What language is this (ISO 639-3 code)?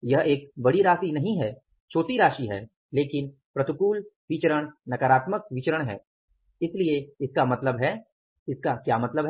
hin